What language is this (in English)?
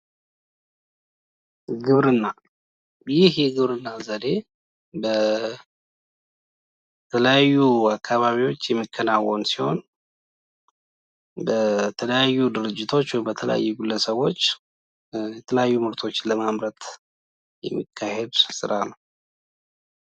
Amharic